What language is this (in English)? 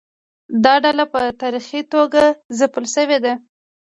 Pashto